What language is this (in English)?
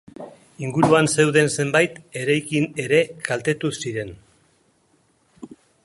Basque